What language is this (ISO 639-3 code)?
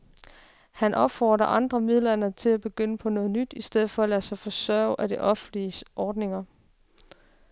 dan